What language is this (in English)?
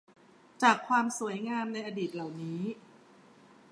Thai